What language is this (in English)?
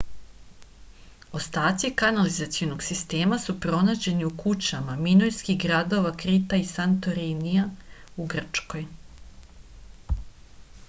Serbian